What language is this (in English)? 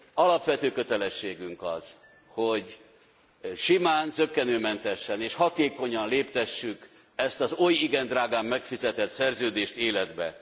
Hungarian